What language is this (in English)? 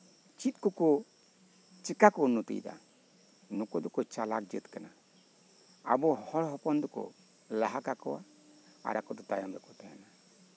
Santali